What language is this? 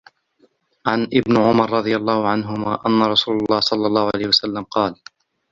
Arabic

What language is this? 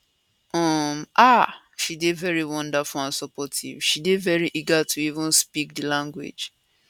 Nigerian Pidgin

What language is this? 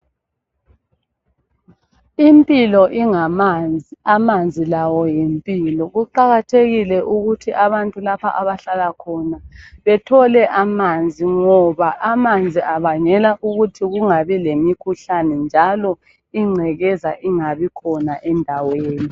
North Ndebele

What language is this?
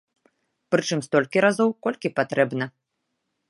Belarusian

